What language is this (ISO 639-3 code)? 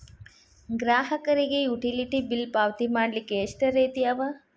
kan